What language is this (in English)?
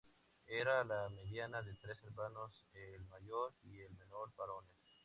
Spanish